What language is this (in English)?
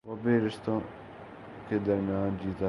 Urdu